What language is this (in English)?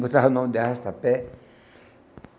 Portuguese